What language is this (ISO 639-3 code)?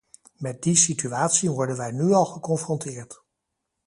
nld